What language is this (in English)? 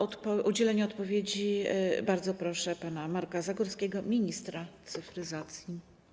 Polish